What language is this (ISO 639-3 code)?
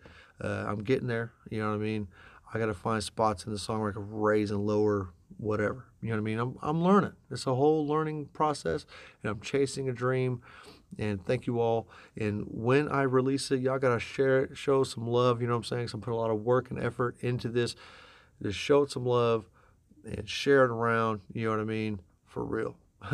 eng